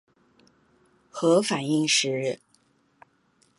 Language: Chinese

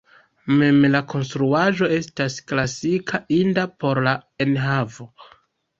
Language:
Esperanto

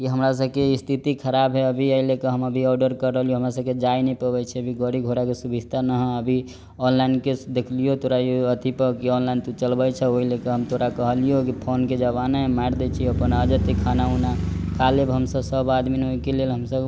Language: Maithili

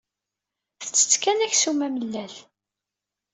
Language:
Kabyle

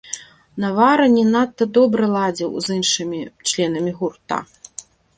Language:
Belarusian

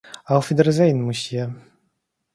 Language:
Russian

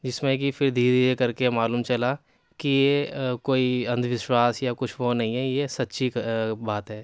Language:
Urdu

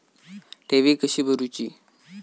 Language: Marathi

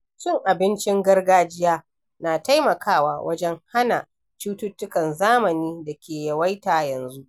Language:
Hausa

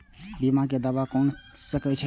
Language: Maithili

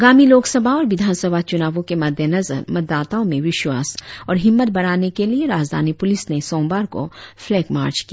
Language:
Hindi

